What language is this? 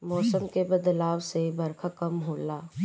Bhojpuri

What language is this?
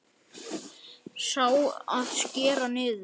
Icelandic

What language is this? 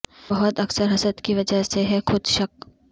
Urdu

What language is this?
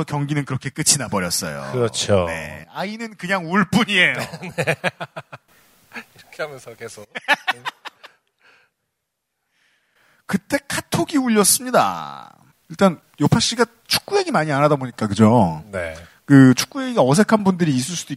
Korean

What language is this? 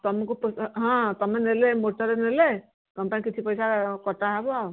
Odia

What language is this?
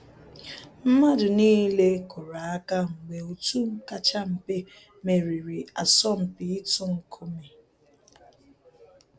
Igbo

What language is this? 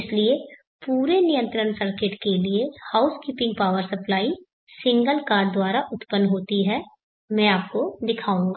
Hindi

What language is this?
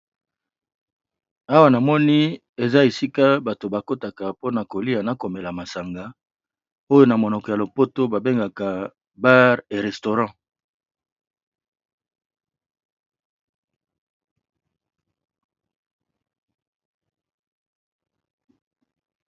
Lingala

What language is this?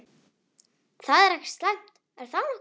Icelandic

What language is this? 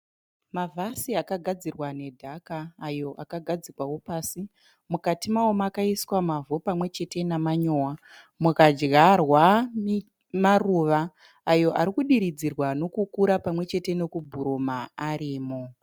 Shona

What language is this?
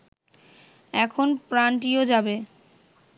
Bangla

